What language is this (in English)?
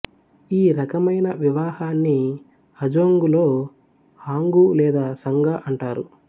Telugu